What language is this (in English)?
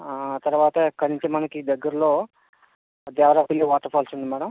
Telugu